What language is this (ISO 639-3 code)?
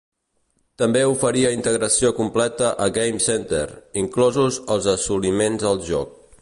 cat